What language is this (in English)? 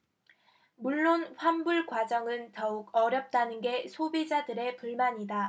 Korean